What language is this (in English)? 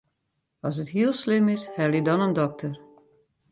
Western Frisian